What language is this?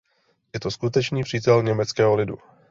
Czech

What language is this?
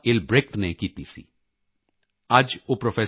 Punjabi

